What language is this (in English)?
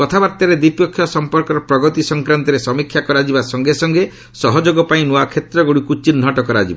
Odia